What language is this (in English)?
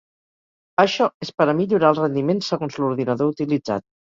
Catalan